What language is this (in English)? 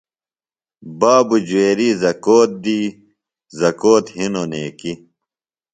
Phalura